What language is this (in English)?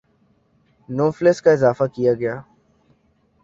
Urdu